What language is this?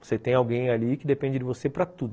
Portuguese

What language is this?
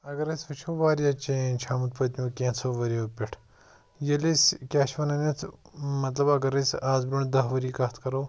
Kashmiri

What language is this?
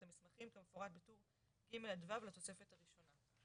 Hebrew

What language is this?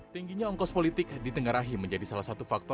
Indonesian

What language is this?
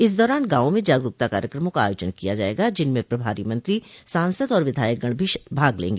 Hindi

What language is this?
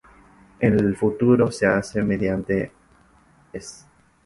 Spanish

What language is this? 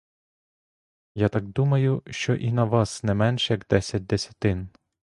Ukrainian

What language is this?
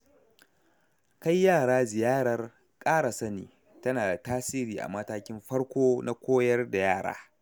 Hausa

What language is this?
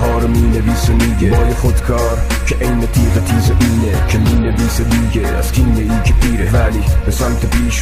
Persian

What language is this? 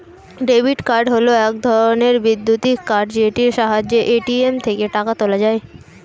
Bangla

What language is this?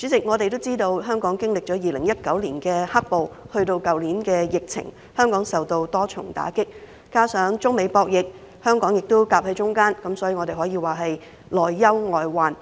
Cantonese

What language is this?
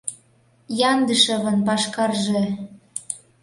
Mari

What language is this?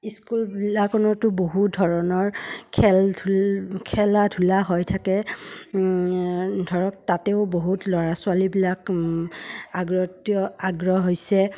Assamese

